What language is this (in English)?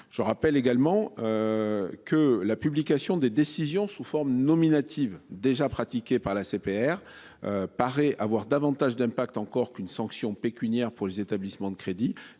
French